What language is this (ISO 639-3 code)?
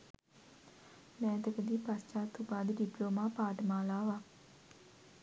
sin